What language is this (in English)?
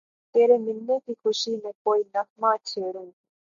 Urdu